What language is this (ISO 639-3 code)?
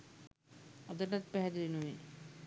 sin